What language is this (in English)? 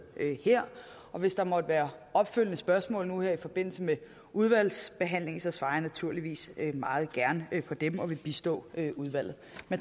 Danish